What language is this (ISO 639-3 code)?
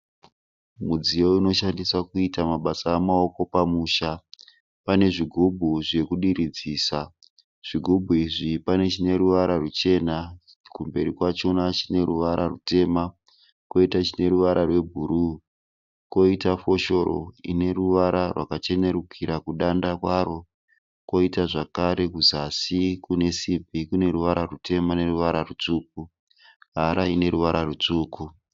sna